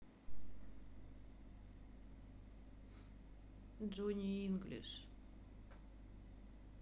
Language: Russian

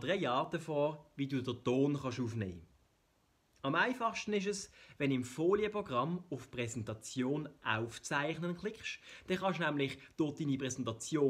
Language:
German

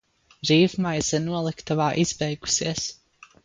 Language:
Latvian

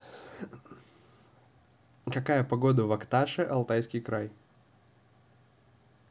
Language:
Russian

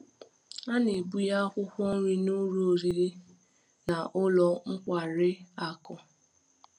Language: Igbo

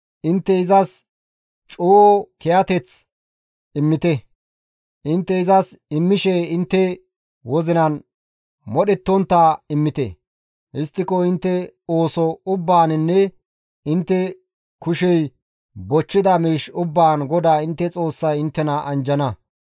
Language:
Gamo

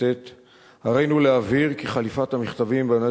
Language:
Hebrew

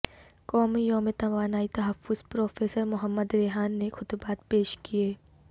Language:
Urdu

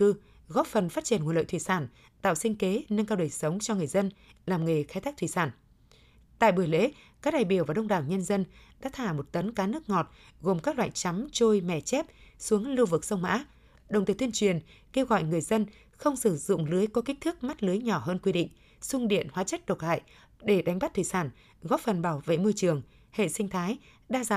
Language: Vietnamese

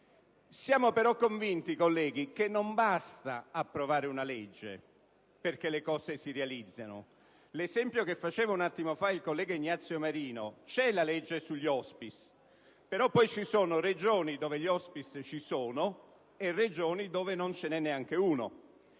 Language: Italian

